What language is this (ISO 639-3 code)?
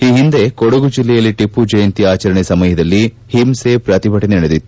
kan